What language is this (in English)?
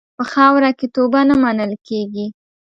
Pashto